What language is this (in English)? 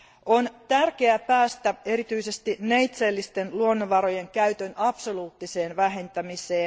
Finnish